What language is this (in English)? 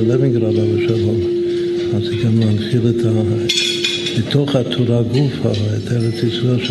Hebrew